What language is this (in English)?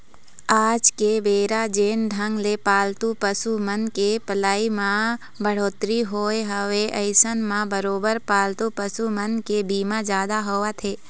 Chhattisgarhi